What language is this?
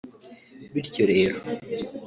Kinyarwanda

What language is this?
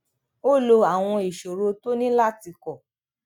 Yoruba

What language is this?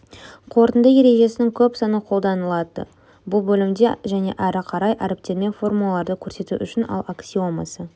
Kazakh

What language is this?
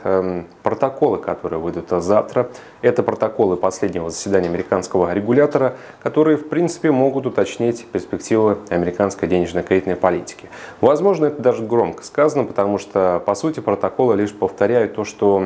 Russian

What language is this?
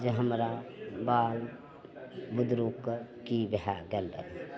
Maithili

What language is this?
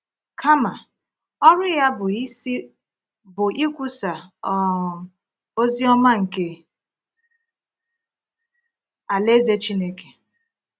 Igbo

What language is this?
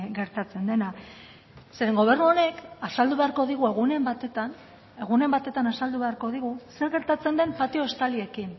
Basque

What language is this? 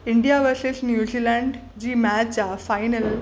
Sindhi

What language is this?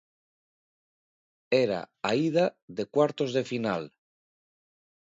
Galician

